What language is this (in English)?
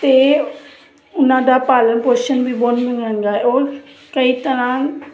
Punjabi